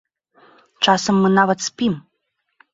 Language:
Belarusian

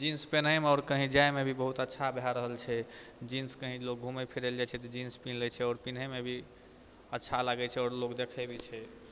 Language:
Maithili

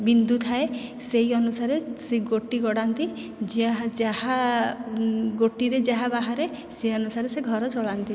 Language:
Odia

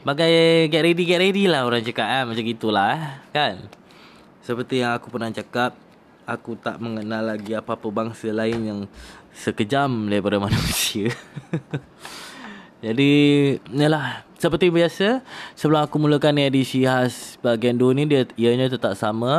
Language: Malay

